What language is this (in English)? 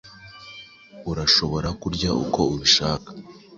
Kinyarwanda